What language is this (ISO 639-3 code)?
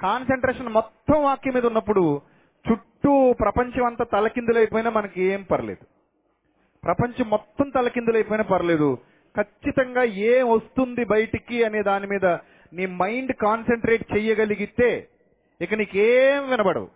tel